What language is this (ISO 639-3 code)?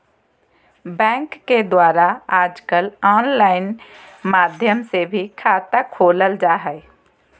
mag